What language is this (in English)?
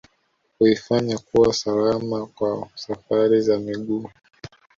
Swahili